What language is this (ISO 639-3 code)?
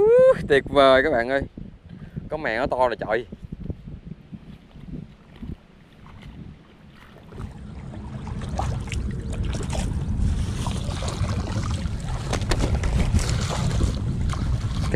vie